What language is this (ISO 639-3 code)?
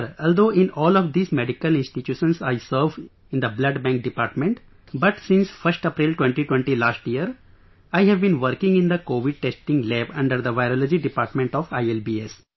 eng